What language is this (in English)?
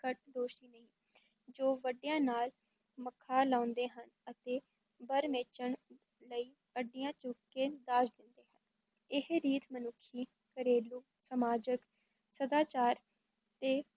Punjabi